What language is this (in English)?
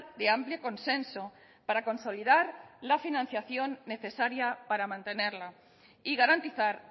Spanish